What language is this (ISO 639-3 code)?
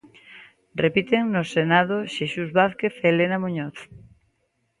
glg